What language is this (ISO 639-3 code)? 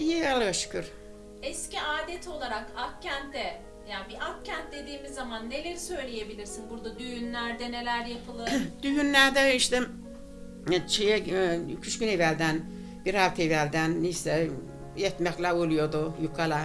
tur